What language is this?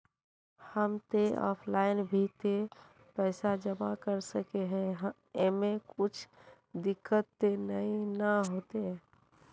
Magahi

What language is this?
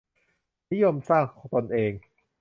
Thai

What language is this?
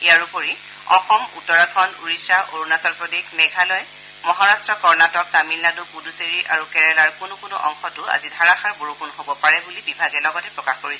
Assamese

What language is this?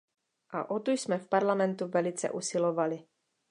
Czech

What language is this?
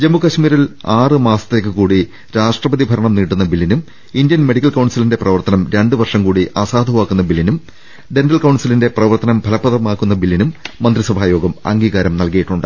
Malayalam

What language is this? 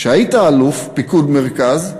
Hebrew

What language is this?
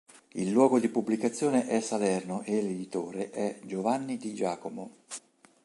Italian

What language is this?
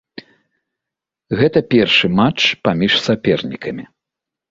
Belarusian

